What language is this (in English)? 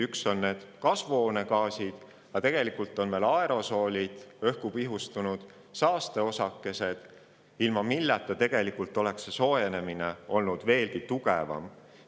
Estonian